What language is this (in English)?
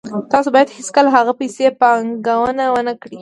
Pashto